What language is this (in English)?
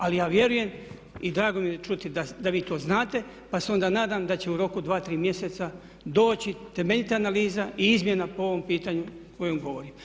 Croatian